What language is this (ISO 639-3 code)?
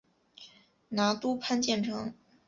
zho